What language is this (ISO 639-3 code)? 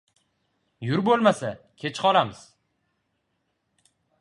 uzb